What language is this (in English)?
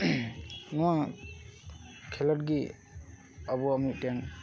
Santali